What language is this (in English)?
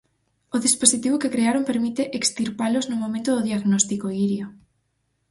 Galician